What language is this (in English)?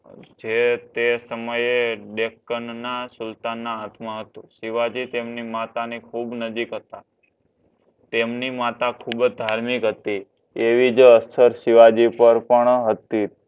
Gujarati